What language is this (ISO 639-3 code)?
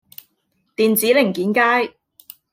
yue